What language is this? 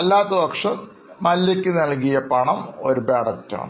Malayalam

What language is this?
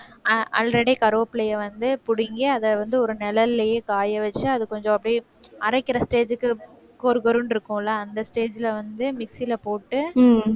Tamil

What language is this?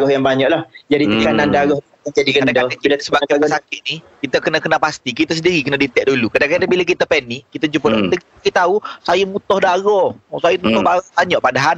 Malay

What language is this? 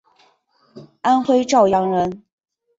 Chinese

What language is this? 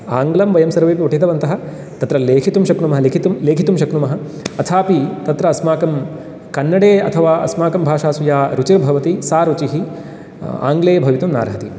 Sanskrit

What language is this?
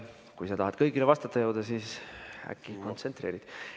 Estonian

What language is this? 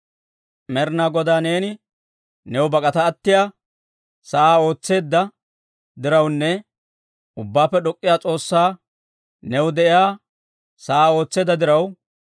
Dawro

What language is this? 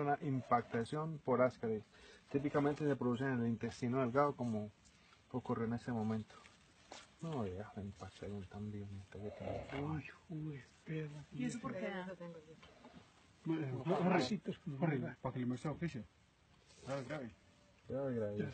Spanish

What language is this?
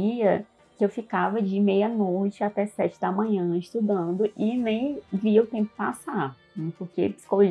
Portuguese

